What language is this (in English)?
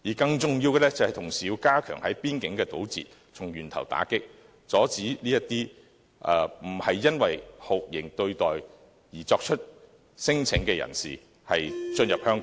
Cantonese